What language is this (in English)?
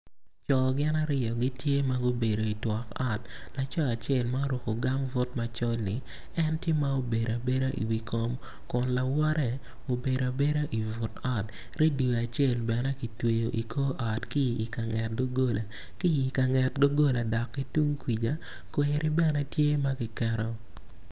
Acoli